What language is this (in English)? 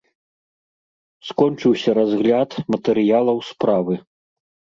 Belarusian